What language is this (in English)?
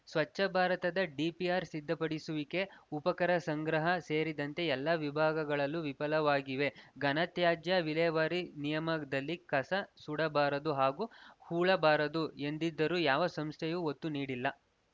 Kannada